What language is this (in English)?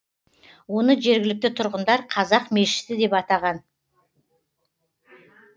Kazakh